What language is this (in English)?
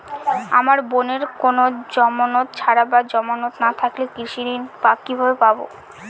Bangla